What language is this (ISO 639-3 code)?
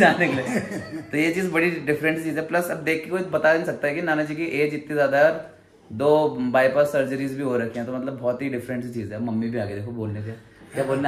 hin